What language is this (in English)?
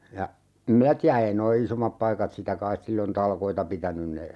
Finnish